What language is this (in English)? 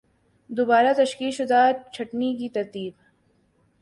Urdu